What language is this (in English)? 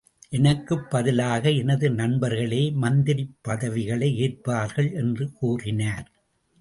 Tamil